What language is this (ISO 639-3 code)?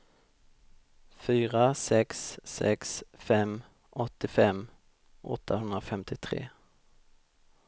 swe